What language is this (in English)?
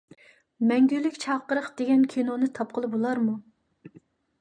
Uyghur